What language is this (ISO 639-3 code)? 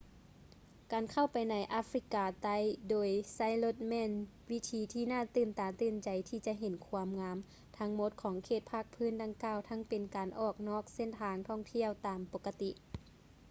lao